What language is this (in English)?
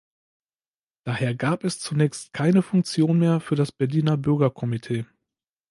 German